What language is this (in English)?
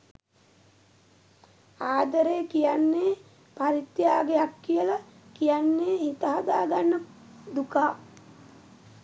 Sinhala